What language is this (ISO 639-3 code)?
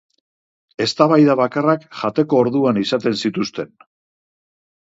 eus